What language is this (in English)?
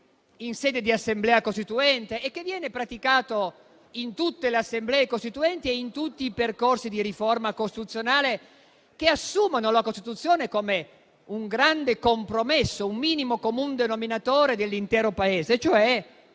Italian